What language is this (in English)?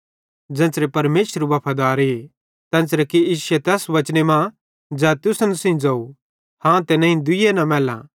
Bhadrawahi